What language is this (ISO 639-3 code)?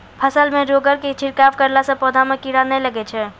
mai